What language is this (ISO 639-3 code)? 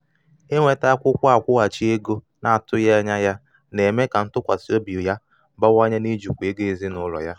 ibo